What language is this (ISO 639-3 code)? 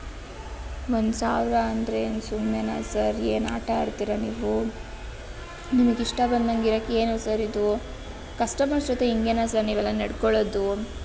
kan